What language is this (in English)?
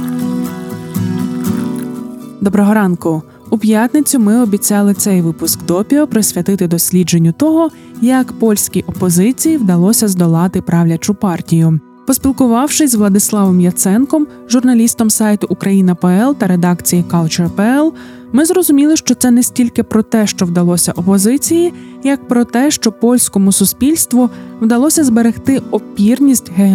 Ukrainian